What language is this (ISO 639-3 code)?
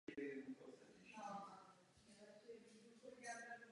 ces